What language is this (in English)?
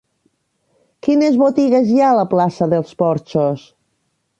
Catalan